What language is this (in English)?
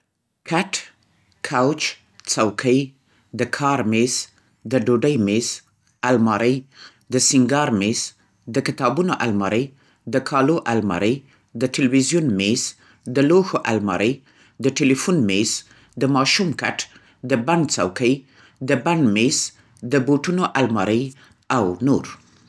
Central Pashto